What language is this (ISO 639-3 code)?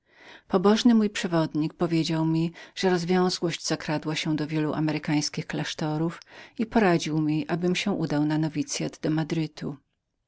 pol